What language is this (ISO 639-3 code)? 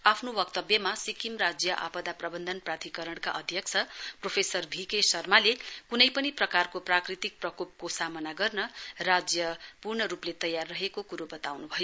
nep